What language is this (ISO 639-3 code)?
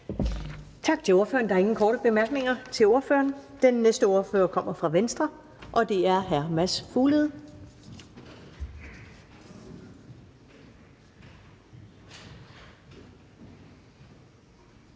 dan